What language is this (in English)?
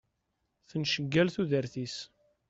Kabyle